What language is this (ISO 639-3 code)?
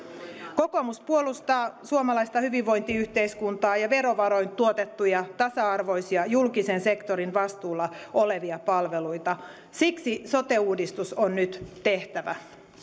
fin